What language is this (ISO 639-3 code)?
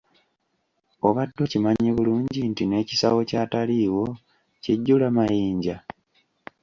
lug